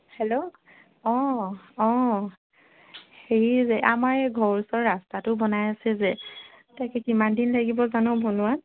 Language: Assamese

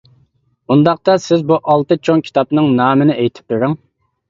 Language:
Uyghur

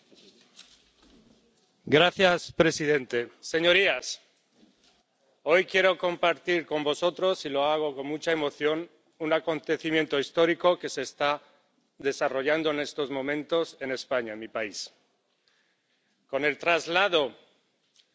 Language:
Spanish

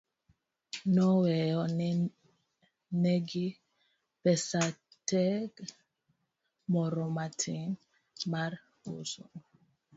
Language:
Luo (Kenya and Tanzania)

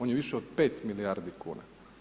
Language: Croatian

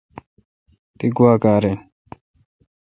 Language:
Kalkoti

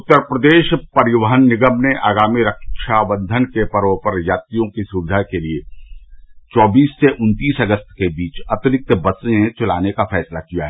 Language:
Hindi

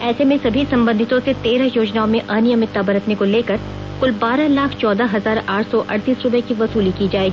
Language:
Hindi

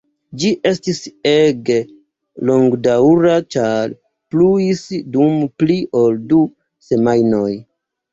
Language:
Esperanto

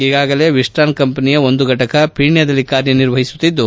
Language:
Kannada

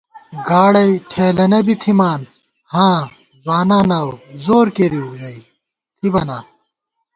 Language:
Gawar-Bati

